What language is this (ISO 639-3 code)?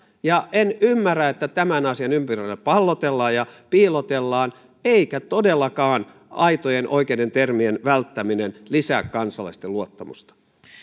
fin